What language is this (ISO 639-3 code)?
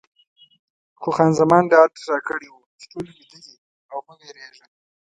pus